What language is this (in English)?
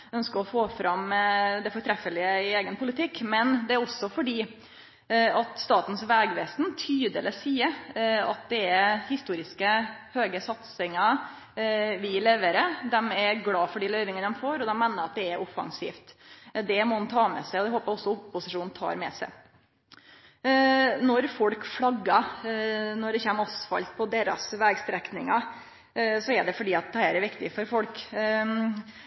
Norwegian Nynorsk